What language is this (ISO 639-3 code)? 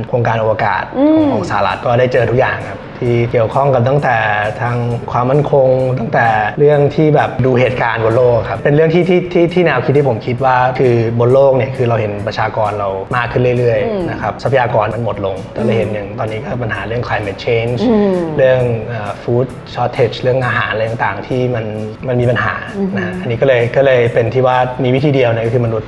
tha